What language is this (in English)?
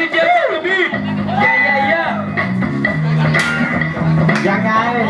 Thai